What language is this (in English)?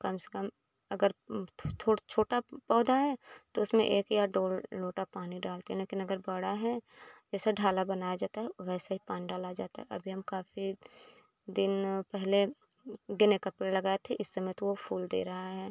Hindi